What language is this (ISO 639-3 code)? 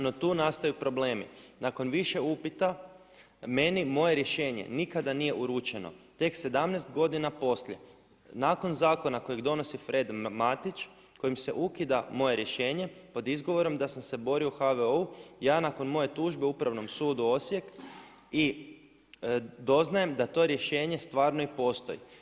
hrv